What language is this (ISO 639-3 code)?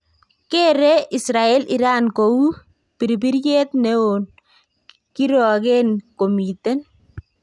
kln